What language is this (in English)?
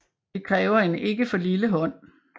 Danish